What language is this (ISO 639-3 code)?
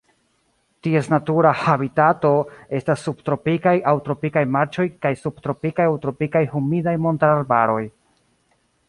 epo